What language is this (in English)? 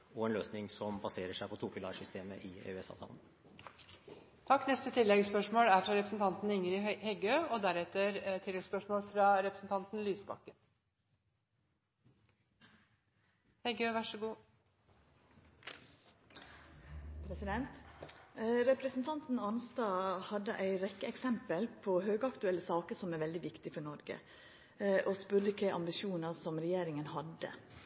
Norwegian